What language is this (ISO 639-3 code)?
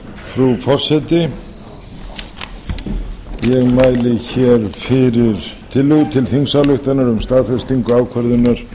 isl